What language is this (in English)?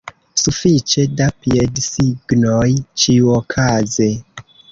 Esperanto